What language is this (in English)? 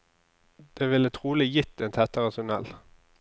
Norwegian